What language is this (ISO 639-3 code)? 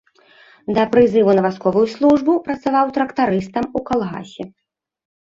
bel